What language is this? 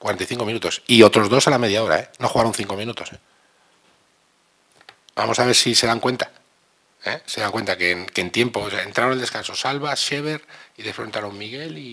Spanish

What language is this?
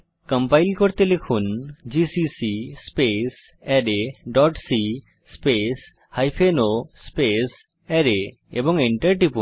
Bangla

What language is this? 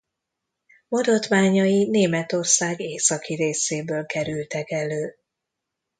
Hungarian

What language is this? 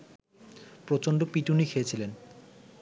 Bangla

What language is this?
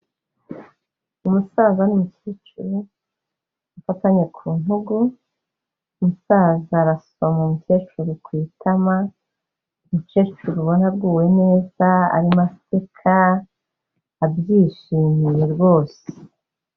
Kinyarwanda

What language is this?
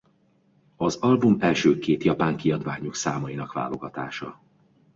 Hungarian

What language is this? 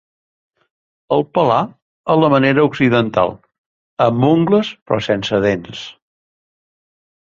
Catalan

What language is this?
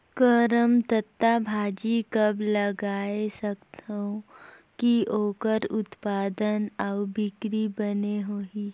Chhattisgarhi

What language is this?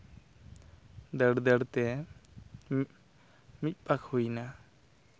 Santali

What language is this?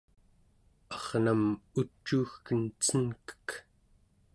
Central Yupik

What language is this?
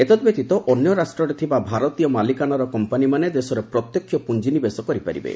Odia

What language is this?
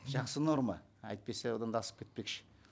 Kazakh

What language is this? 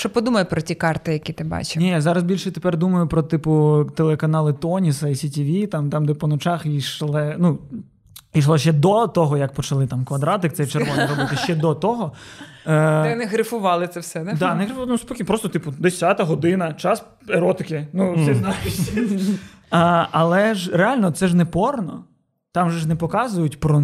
Ukrainian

